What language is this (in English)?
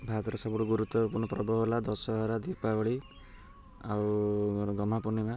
Odia